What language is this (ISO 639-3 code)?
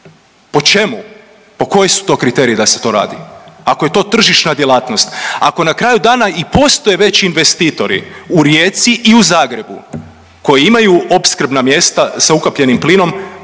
hrv